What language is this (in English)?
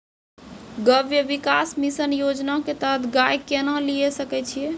Maithili